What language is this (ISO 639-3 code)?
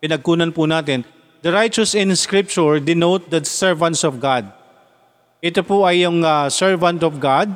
fil